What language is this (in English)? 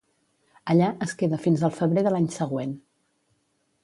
Catalan